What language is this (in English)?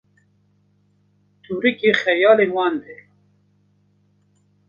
Kurdish